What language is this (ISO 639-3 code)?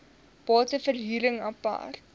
afr